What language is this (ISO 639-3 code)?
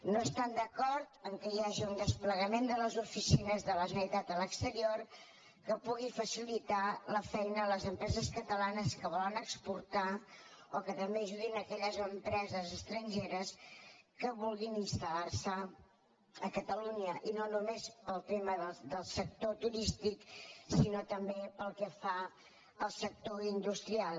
cat